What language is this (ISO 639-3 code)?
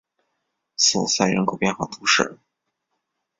zho